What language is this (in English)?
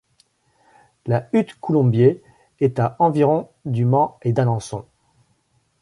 French